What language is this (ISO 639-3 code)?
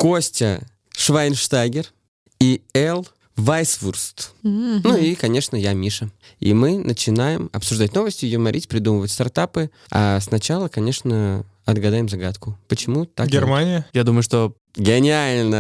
rus